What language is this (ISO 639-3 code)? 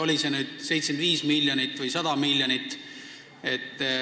est